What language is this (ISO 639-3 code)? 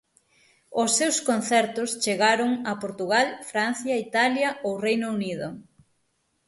glg